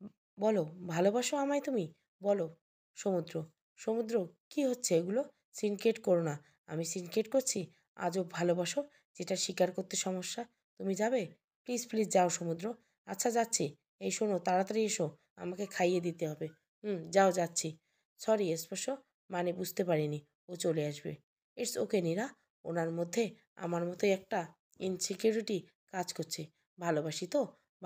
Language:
Bangla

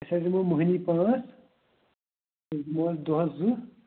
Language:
Kashmiri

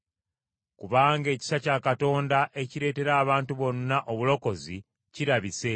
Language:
Ganda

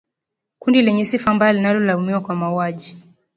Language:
Swahili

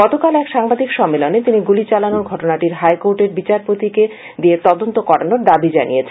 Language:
Bangla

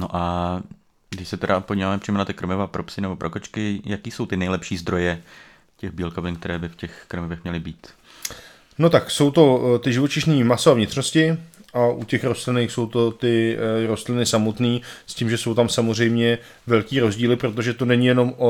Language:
Czech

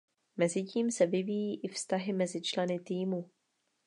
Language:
Czech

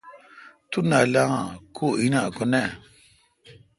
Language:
Kalkoti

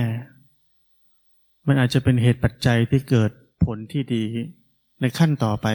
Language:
Thai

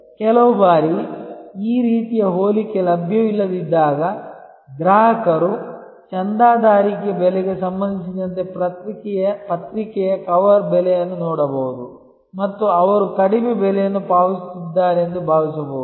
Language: Kannada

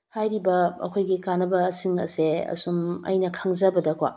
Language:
Manipuri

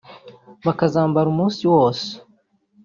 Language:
Kinyarwanda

